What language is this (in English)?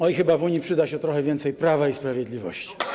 Polish